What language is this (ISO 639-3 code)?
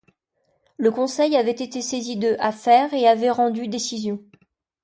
fra